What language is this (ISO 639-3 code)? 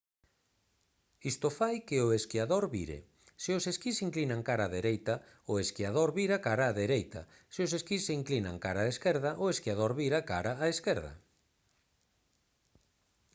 glg